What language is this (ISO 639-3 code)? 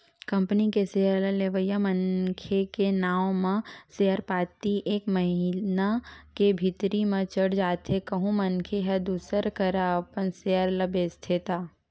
hne